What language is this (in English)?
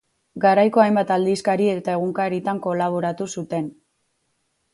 Basque